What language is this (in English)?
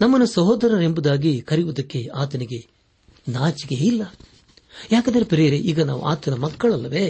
Kannada